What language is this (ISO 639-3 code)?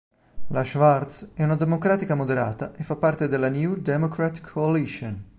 ita